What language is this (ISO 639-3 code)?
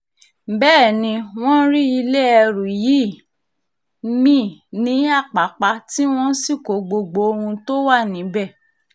yor